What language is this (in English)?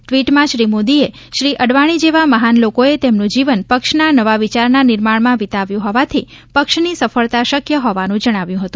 Gujarati